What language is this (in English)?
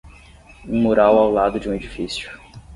Portuguese